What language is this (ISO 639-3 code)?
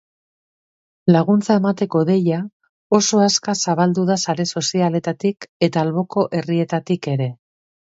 eus